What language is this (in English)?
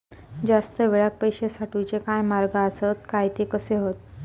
Marathi